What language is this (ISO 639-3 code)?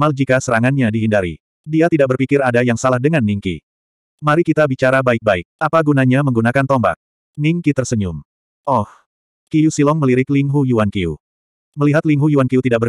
ind